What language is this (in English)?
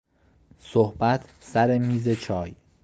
Persian